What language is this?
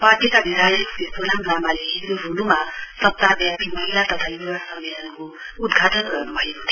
Nepali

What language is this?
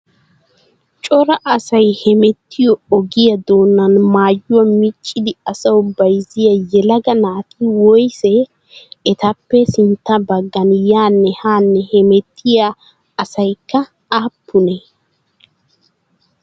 Wolaytta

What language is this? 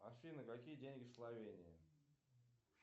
Russian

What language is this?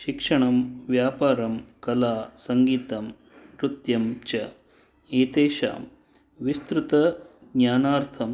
Sanskrit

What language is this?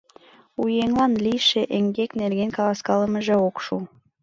Mari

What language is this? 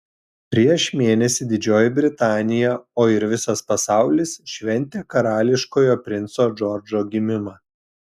Lithuanian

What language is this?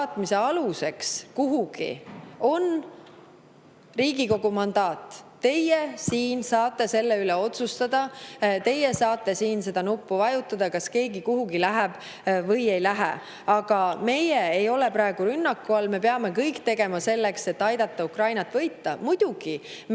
Estonian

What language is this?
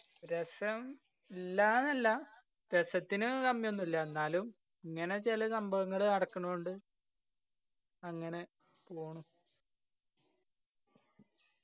Malayalam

